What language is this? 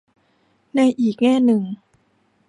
Thai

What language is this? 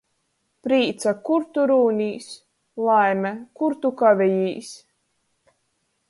Latgalian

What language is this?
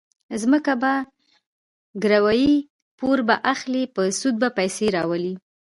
Pashto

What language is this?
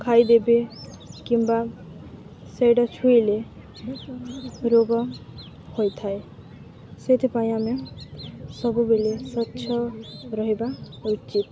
Odia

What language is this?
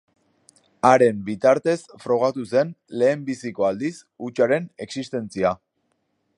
Basque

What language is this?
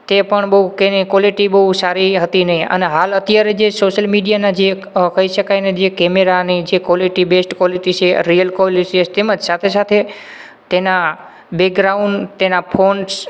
Gujarati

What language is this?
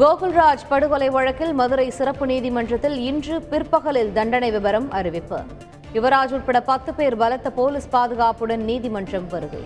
Tamil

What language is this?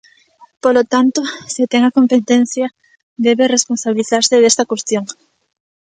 Galician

